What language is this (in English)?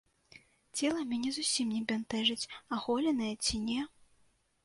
Belarusian